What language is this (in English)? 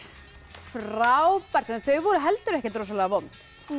Icelandic